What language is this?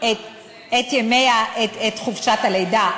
Hebrew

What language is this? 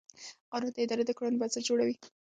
Pashto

